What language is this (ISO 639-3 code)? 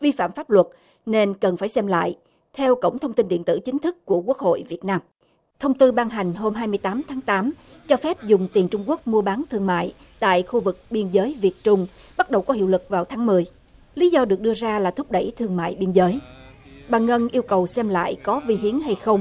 vie